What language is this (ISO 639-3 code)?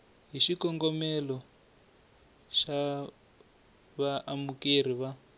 tso